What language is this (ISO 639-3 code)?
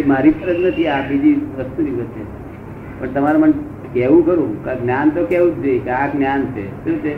guj